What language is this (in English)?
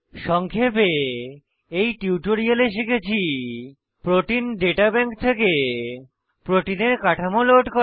Bangla